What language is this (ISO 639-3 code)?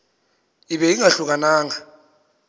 xho